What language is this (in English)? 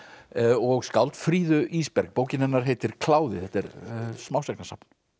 Icelandic